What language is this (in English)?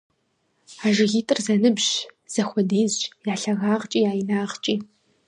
Kabardian